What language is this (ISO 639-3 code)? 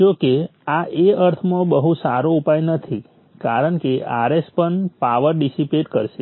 guj